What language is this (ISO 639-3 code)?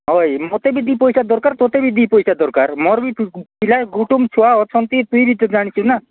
ori